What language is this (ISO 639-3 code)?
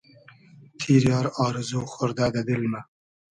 haz